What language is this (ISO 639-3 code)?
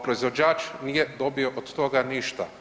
hrv